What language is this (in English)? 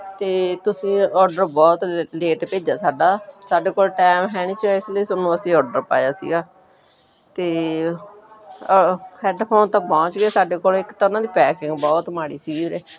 Punjabi